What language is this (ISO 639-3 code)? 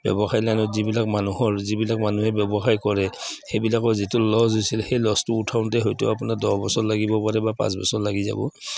asm